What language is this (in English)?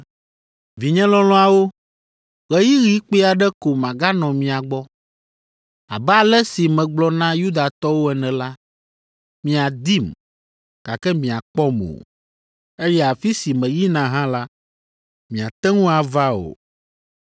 Ewe